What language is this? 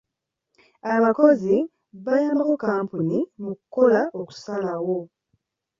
Ganda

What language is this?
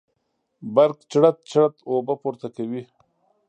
Pashto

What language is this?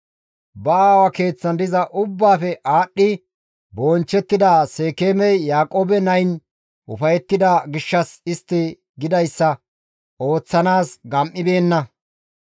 Gamo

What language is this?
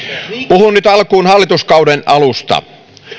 Finnish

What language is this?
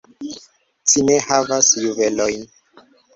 Esperanto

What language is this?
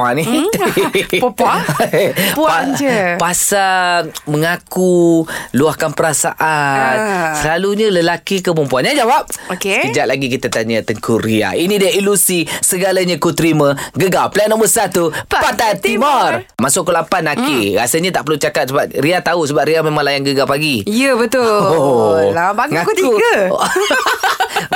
Malay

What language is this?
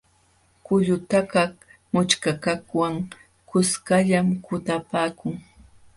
Jauja Wanca Quechua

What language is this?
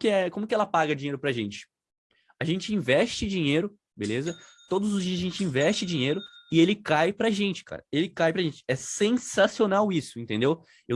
Portuguese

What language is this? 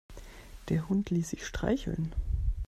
German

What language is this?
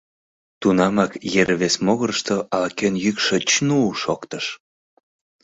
Mari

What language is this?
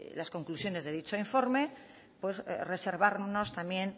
Spanish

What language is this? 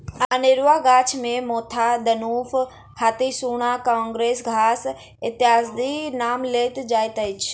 Maithili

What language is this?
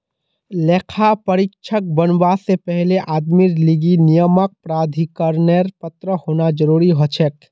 Magahi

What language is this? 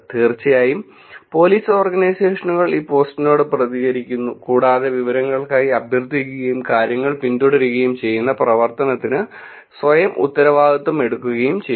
Malayalam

